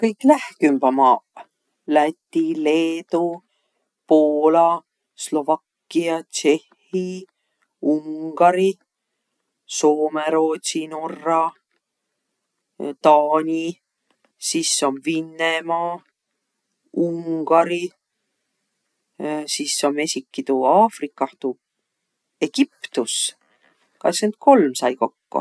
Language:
Võro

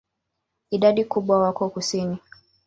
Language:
Swahili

